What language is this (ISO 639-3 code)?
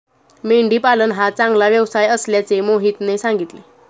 mar